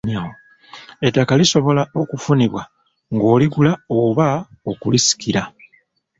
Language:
Ganda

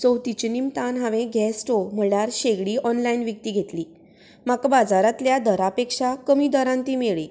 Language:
Konkani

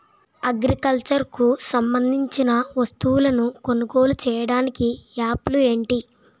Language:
Telugu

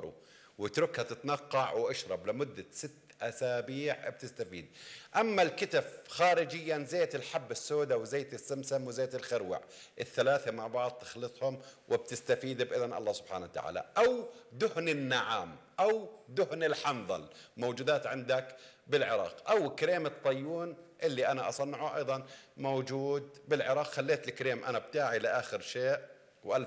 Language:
Arabic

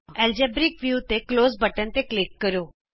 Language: Punjabi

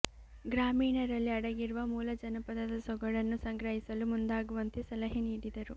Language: Kannada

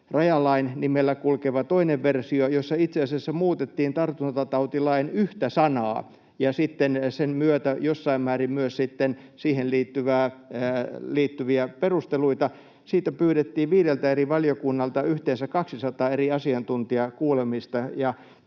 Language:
Finnish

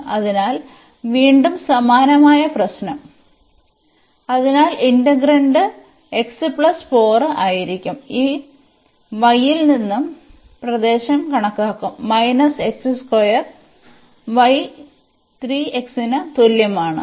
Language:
Malayalam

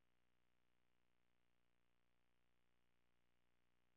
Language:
Danish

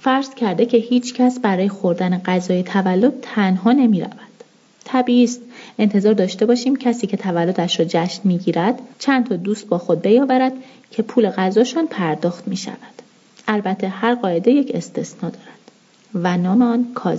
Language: Persian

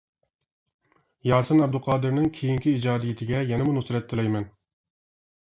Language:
Uyghur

